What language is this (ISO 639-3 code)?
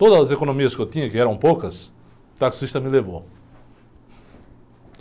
por